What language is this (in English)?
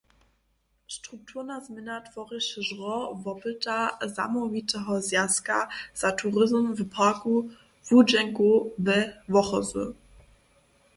Upper Sorbian